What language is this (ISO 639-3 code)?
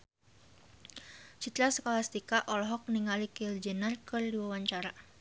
sun